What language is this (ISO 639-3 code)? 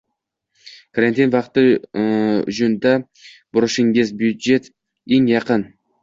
uzb